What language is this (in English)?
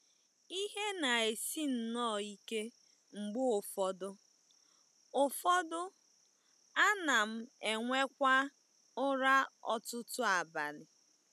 Igbo